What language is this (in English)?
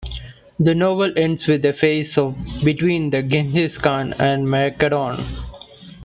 English